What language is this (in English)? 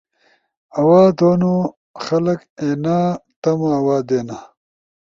Ushojo